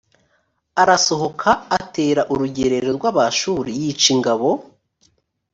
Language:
Kinyarwanda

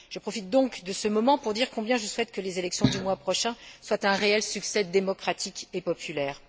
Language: French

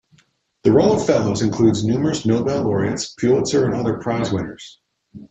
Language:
English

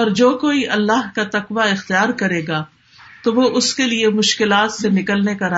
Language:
Urdu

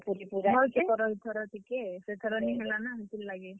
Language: Odia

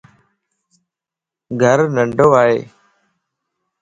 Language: Lasi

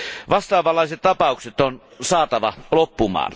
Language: Finnish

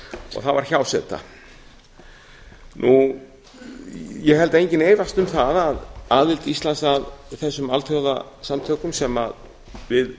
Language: Icelandic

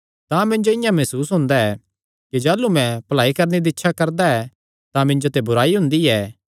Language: Kangri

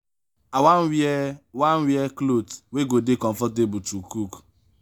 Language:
Nigerian Pidgin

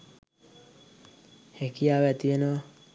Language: Sinhala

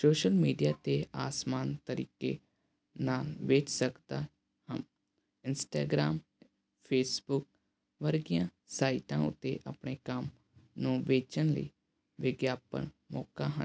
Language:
Punjabi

